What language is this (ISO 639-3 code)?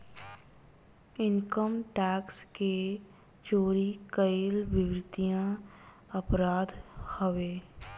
bho